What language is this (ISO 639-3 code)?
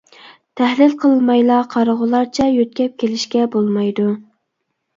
uig